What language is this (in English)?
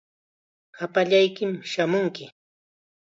Chiquián Ancash Quechua